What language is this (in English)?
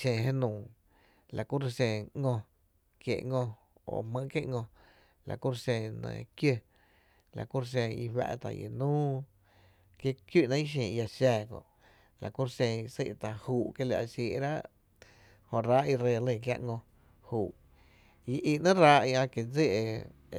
Tepinapa Chinantec